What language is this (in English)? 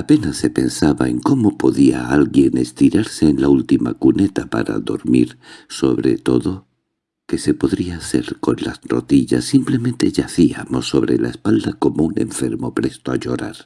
Spanish